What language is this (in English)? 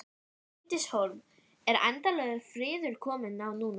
Icelandic